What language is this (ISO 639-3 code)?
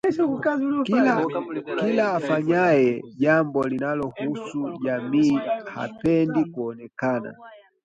swa